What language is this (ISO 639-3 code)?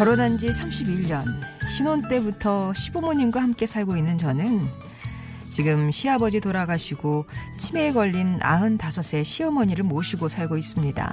kor